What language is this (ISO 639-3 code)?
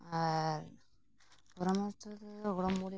sat